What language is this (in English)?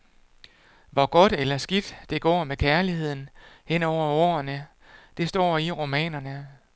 Danish